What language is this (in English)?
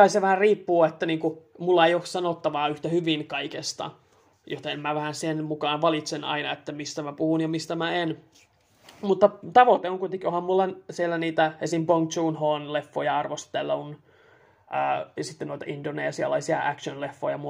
Finnish